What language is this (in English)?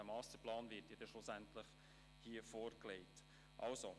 Swiss German